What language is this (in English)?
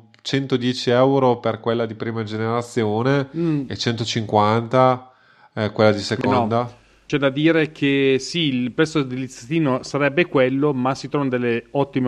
Italian